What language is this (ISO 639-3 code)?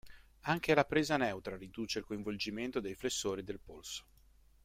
ita